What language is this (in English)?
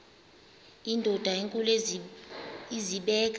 Xhosa